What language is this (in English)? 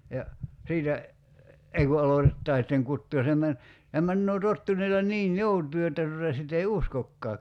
Finnish